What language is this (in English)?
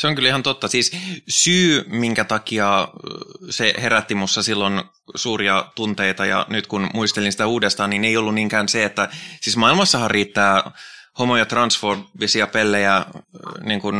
Finnish